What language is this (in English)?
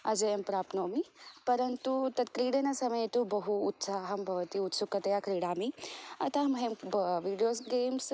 Sanskrit